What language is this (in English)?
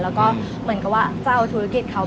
Thai